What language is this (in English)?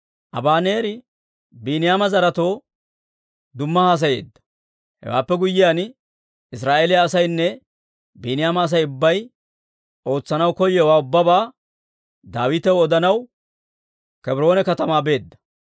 Dawro